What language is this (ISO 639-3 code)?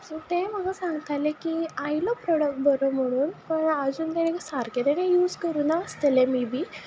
kok